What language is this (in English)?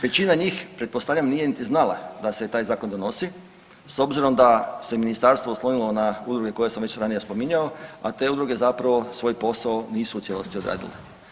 Croatian